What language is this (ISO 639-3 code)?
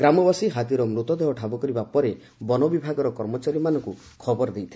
ori